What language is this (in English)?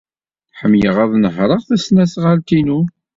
Kabyle